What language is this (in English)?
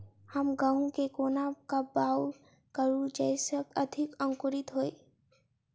Maithili